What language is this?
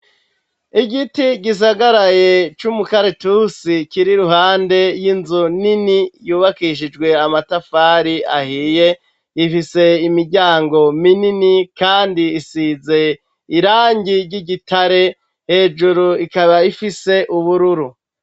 Rundi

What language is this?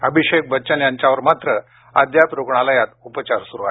Marathi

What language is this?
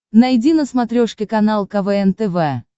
Russian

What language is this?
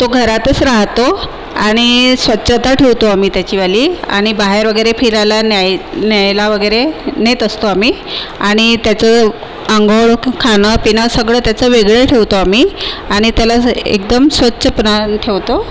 Marathi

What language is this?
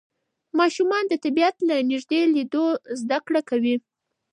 Pashto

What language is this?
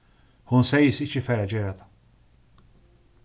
Faroese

